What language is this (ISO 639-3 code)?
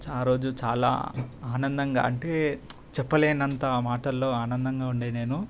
tel